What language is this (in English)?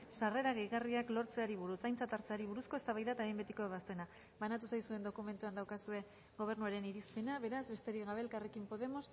Basque